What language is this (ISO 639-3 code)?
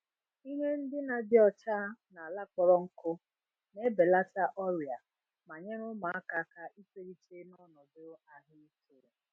ibo